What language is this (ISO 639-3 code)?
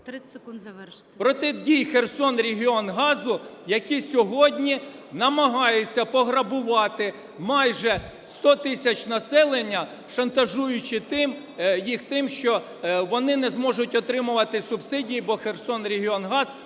ukr